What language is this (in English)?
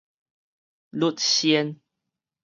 Min Nan Chinese